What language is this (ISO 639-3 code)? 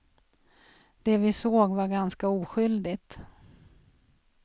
swe